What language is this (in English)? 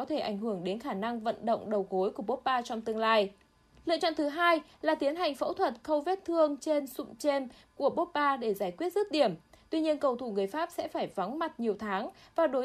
Vietnamese